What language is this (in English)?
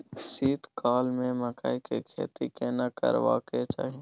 Maithili